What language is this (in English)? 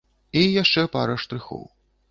Belarusian